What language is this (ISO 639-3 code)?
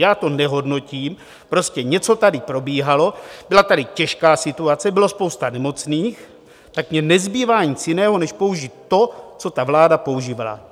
ces